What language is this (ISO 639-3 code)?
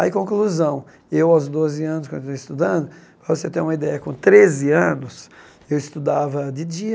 por